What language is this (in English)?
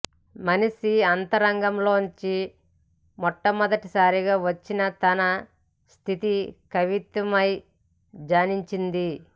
Telugu